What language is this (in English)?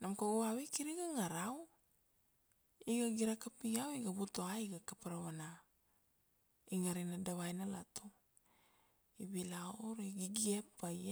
Kuanua